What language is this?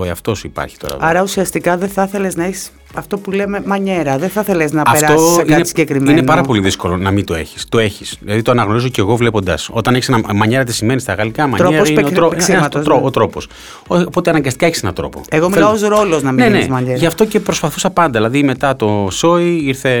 Greek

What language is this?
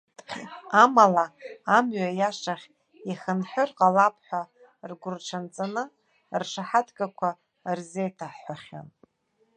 Abkhazian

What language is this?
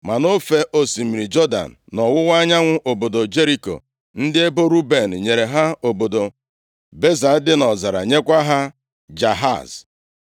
Igbo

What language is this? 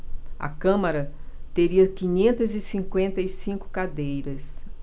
Portuguese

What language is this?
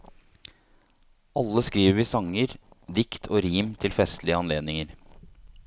Norwegian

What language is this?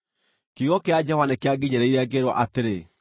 Kikuyu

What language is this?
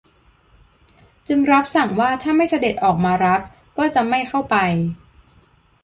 Thai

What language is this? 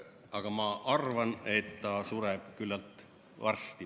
Estonian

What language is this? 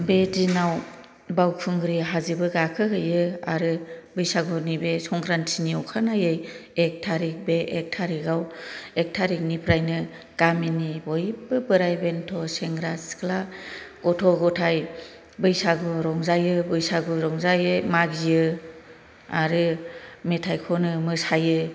Bodo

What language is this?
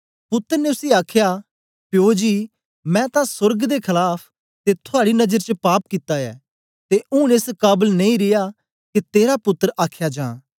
Dogri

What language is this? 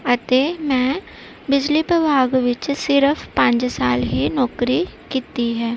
Punjabi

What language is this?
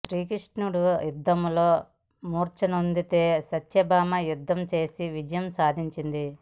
Telugu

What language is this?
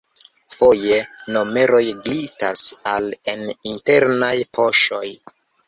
Esperanto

